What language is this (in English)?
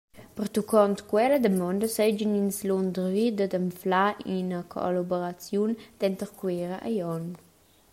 Romansh